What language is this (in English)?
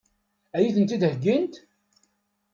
Kabyle